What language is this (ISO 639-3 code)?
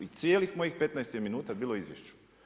hrv